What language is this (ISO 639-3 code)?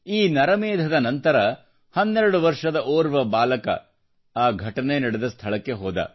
kan